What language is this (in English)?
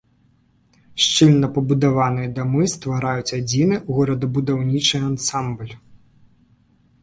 Belarusian